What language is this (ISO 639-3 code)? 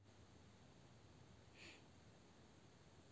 rus